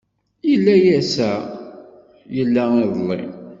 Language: Kabyle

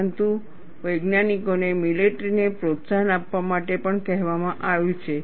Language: Gujarati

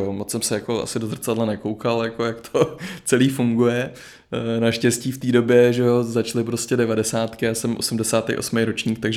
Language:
Czech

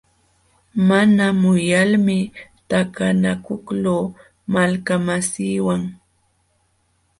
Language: Jauja Wanca Quechua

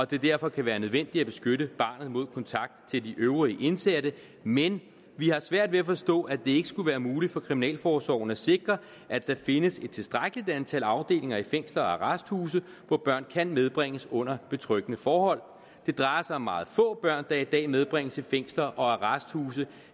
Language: Danish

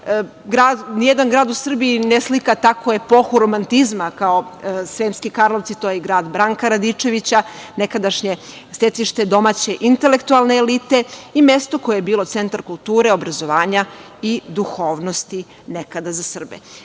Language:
Serbian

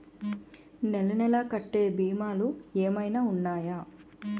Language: Telugu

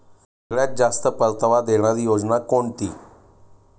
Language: Marathi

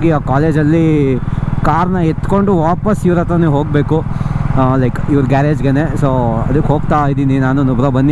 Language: Kannada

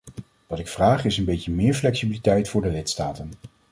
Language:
Dutch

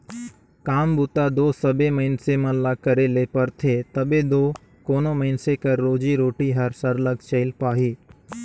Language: Chhattisgarhi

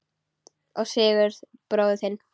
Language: Icelandic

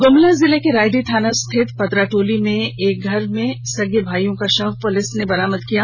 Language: Hindi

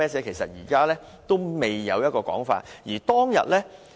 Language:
Cantonese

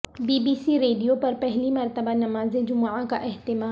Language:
Urdu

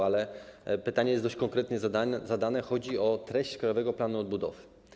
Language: Polish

